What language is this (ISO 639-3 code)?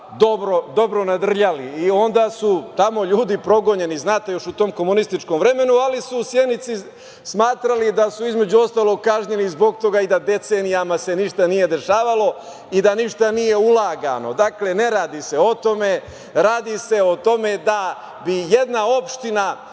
srp